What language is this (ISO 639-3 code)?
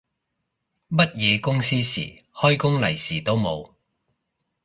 yue